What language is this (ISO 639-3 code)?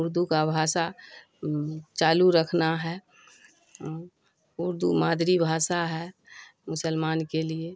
urd